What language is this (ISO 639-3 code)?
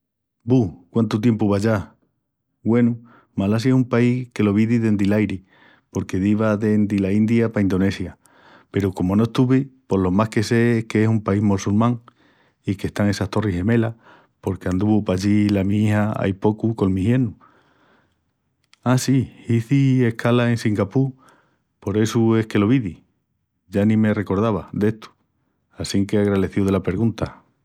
ext